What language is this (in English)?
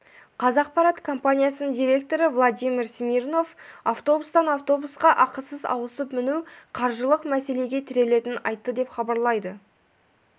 Kazakh